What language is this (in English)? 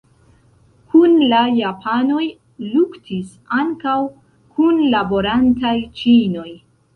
Esperanto